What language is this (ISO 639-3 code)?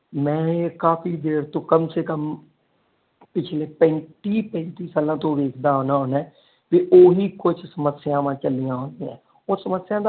pan